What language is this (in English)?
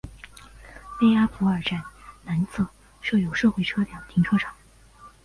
Chinese